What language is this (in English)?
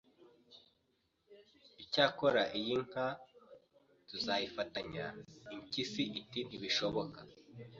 Kinyarwanda